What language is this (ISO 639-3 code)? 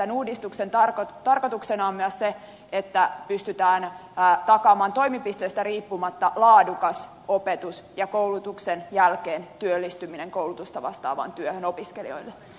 fin